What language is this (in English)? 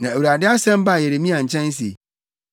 Akan